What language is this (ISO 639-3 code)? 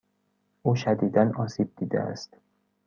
fas